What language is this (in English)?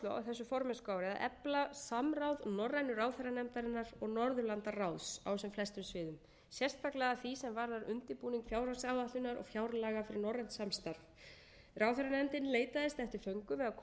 Icelandic